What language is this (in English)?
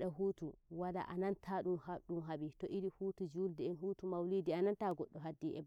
Nigerian Fulfulde